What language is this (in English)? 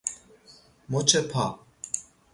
Persian